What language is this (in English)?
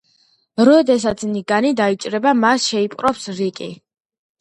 Georgian